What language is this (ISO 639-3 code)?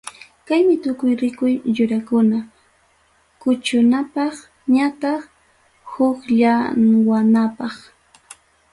quy